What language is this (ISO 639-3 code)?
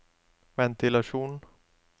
nor